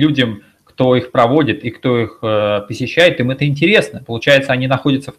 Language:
Russian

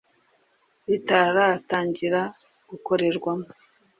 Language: Kinyarwanda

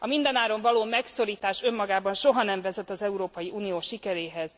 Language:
Hungarian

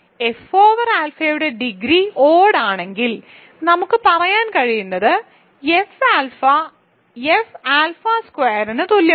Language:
Malayalam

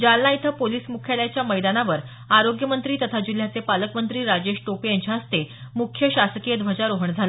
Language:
Marathi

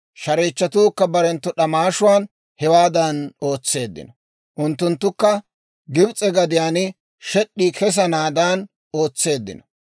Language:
Dawro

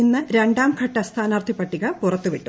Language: Malayalam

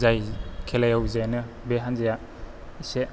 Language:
Bodo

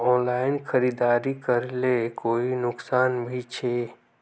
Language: Magahi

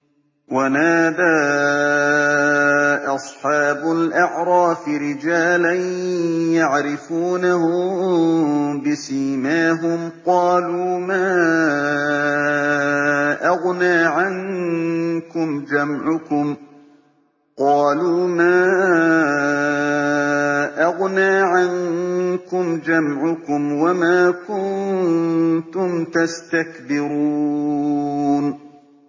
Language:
Arabic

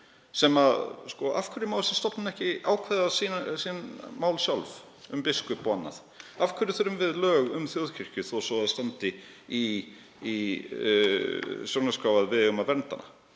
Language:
Icelandic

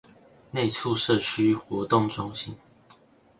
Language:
Chinese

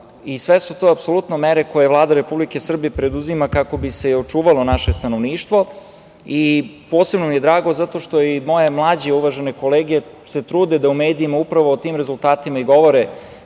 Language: Serbian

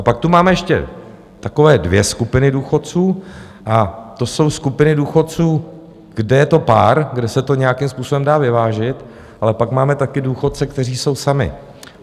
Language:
Czech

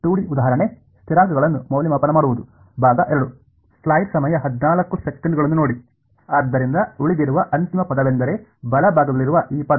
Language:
Kannada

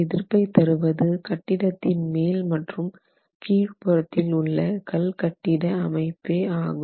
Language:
Tamil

